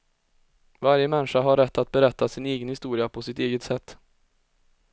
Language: Swedish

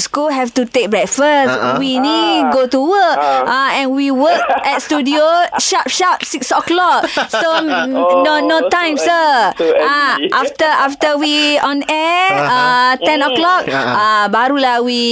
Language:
Malay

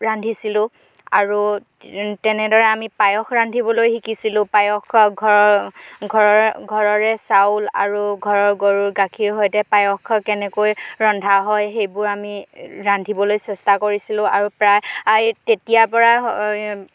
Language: Assamese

